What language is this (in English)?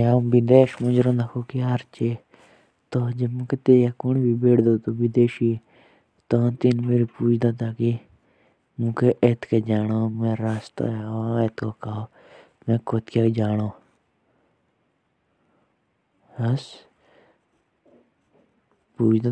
Jaunsari